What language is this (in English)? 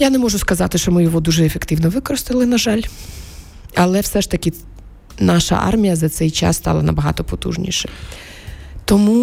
Ukrainian